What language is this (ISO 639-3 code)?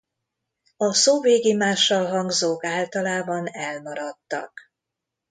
hun